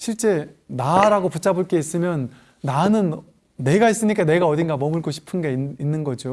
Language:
Korean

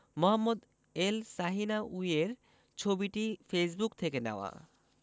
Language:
Bangla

